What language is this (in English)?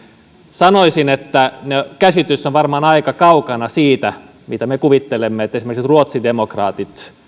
Finnish